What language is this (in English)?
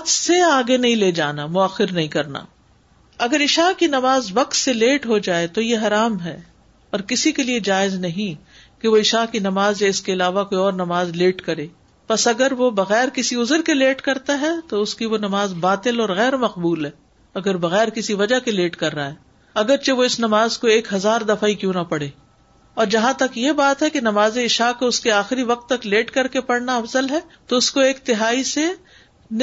Urdu